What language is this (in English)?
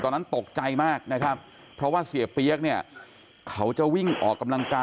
Thai